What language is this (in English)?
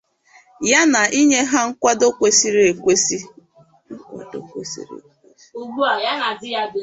Igbo